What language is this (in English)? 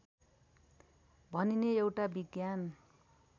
Nepali